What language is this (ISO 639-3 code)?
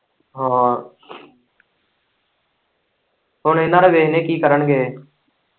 pan